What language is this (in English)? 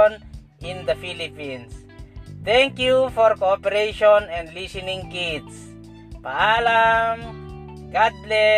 Filipino